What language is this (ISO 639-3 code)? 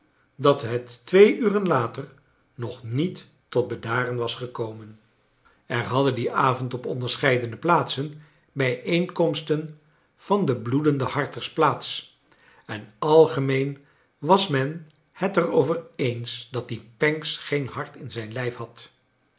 nld